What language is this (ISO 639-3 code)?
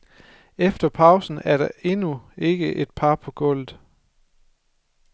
dan